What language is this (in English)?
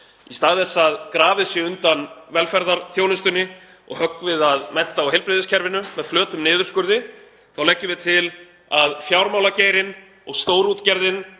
Icelandic